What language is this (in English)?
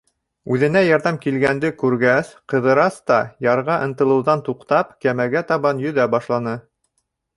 Bashkir